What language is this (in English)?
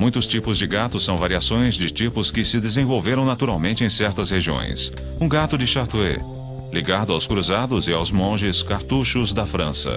Portuguese